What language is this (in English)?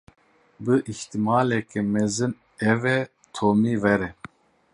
Kurdish